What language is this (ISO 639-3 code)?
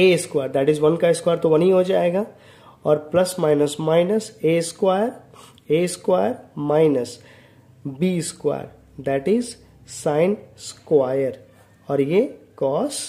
hin